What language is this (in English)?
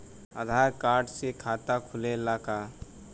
Bhojpuri